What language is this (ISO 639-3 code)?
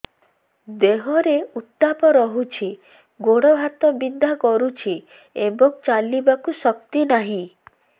ori